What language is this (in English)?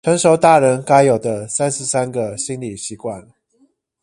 Chinese